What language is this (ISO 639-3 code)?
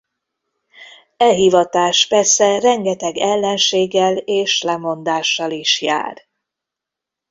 hun